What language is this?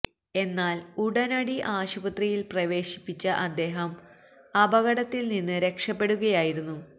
Malayalam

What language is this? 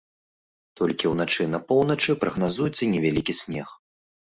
Belarusian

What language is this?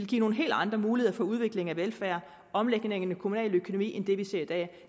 Danish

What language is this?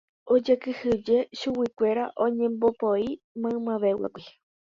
Guarani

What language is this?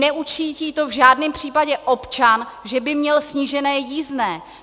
Czech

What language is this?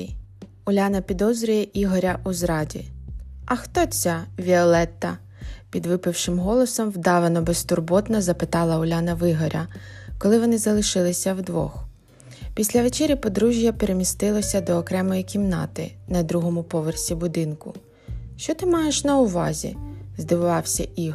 Ukrainian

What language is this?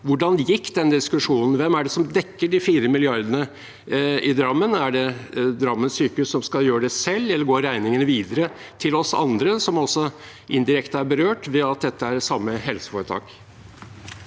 Norwegian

